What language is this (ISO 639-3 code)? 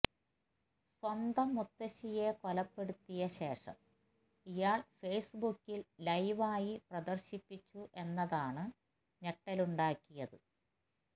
mal